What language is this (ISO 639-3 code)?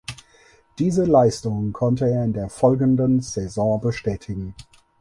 deu